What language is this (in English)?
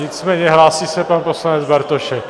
Czech